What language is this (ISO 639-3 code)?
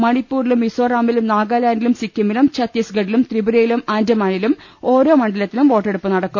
mal